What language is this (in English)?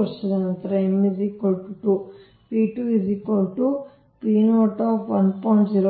Kannada